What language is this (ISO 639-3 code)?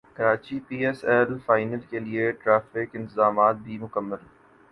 urd